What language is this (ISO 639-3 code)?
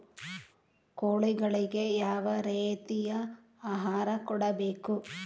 kan